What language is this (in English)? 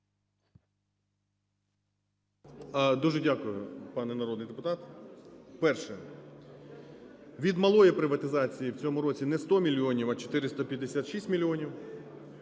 Ukrainian